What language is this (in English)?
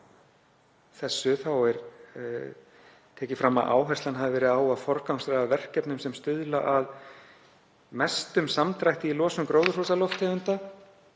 Icelandic